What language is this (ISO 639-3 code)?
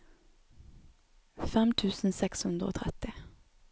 nor